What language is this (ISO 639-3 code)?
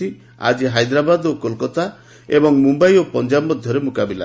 ori